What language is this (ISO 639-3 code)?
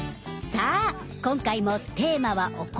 jpn